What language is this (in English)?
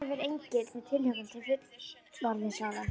Icelandic